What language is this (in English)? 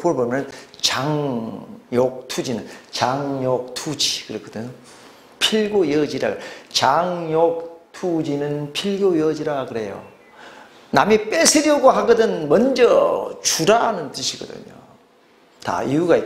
Korean